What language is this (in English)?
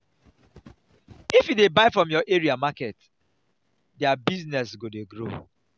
Nigerian Pidgin